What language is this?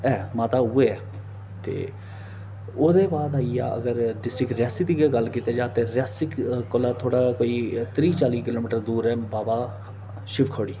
Dogri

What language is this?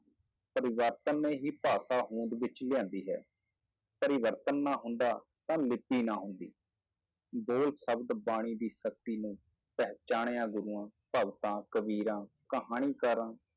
Punjabi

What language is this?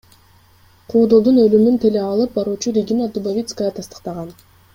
Kyrgyz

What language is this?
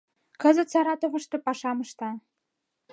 Mari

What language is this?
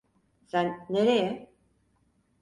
Turkish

